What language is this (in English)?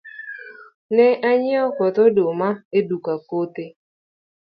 Luo (Kenya and Tanzania)